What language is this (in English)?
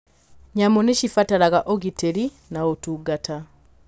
Kikuyu